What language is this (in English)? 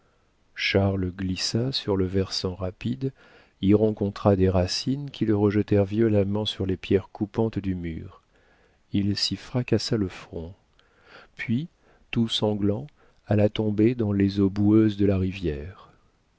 French